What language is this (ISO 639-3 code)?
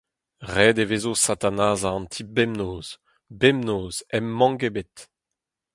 bre